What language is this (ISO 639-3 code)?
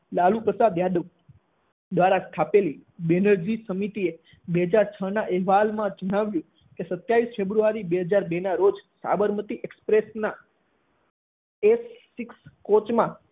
guj